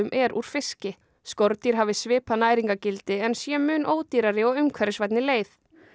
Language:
Icelandic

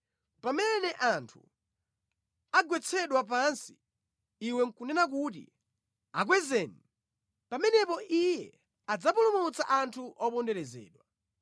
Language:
Nyanja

